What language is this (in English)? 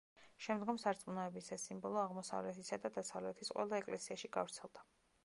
Georgian